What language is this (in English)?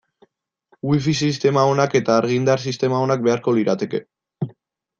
Basque